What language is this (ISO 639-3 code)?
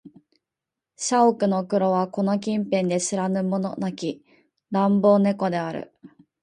jpn